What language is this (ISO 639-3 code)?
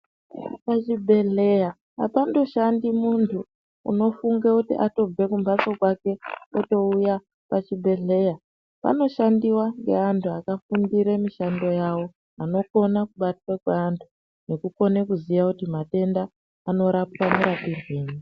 ndc